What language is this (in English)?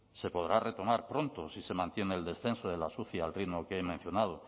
Spanish